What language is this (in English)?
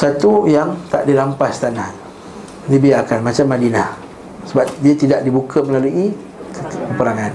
Malay